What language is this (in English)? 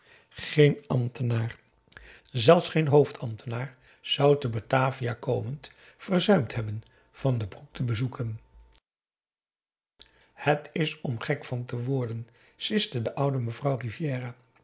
Dutch